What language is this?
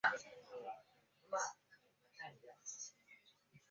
Chinese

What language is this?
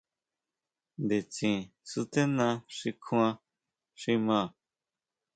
Huautla Mazatec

